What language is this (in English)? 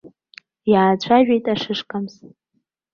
Abkhazian